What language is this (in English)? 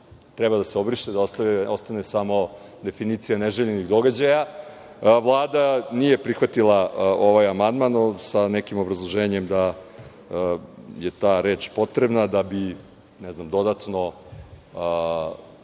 Serbian